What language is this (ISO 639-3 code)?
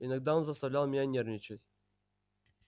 rus